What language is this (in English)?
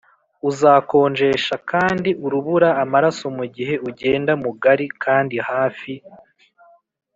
Kinyarwanda